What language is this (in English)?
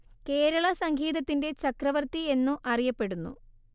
Malayalam